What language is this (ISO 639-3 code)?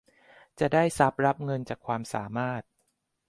tha